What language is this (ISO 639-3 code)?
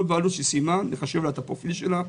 heb